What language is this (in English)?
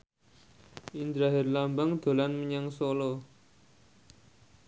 Javanese